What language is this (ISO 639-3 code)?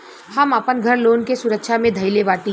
bho